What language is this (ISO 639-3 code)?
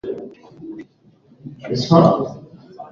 swa